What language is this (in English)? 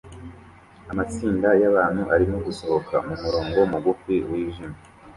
Kinyarwanda